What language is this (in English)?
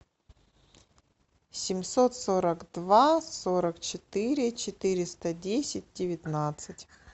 Russian